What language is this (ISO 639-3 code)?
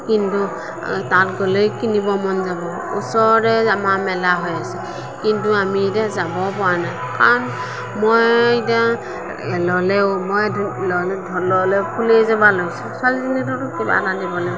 asm